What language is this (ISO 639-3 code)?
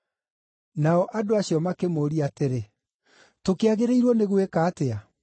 kik